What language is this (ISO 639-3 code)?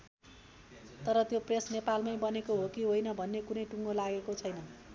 nep